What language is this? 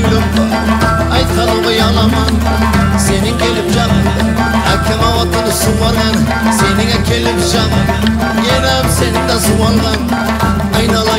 Arabic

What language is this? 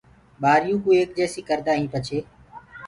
Gurgula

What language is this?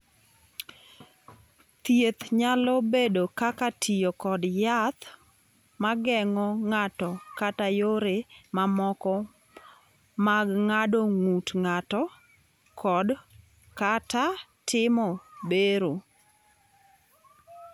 Luo (Kenya and Tanzania)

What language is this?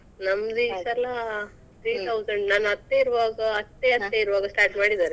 Kannada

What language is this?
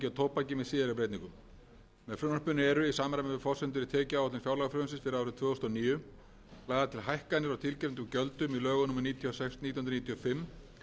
Icelandic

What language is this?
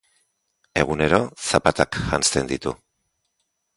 Basque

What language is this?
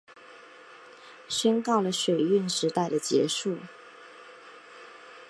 Chinese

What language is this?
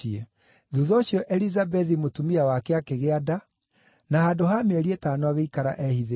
Kikuyu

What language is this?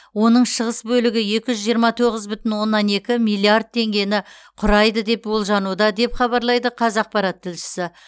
Kazakh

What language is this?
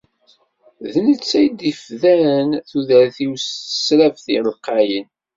Kabyle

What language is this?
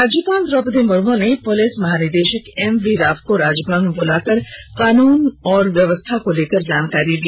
Hindi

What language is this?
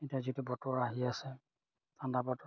Assamese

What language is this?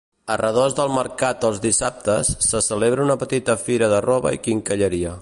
Catalan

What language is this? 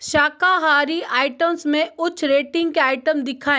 Hindi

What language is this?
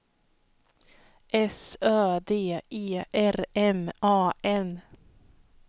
Swedish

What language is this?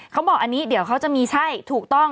Thai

